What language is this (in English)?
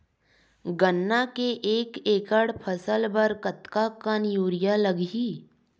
Chhattisgarhi